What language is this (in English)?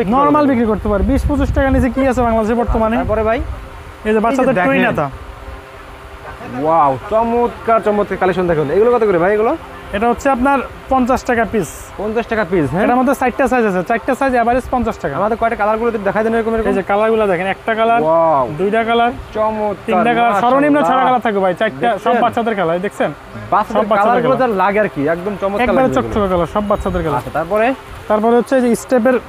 Bangla